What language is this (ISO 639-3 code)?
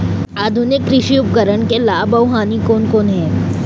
hne